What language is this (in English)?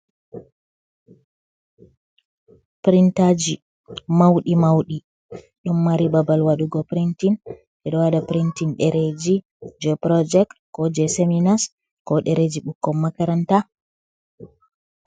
Fula